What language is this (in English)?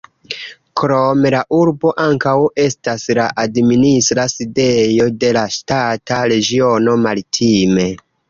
Esperanto